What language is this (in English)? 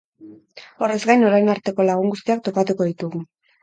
Basque